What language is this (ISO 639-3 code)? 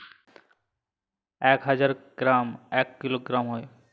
ben